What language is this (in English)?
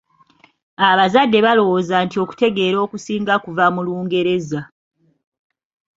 Ganda